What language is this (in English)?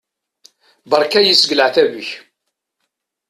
Kabyle